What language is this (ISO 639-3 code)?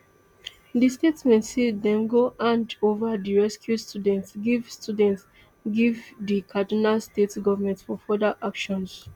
pcm